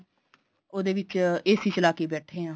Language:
Punjabi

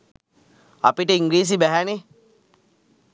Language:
Sinhala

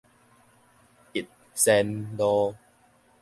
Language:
Min Nan Chinese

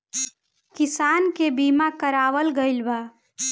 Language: Bhojpuri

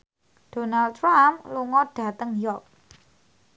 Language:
Javanese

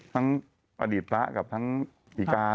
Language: Thai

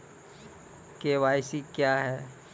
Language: Maithili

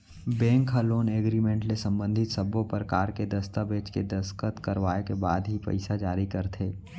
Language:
Chhattisgarhi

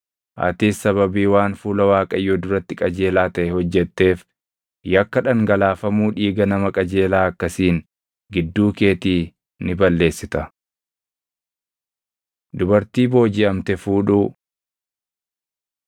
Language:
Oromo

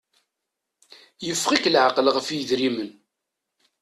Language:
Kabyle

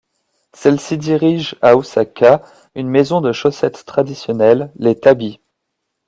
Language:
French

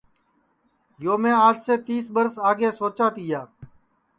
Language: Sansi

